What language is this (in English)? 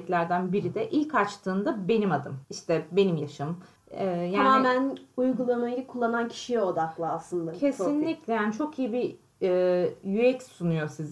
Turkish